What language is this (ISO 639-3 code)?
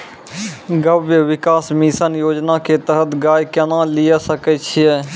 mai